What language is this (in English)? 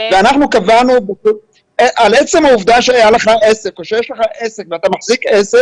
Hebrew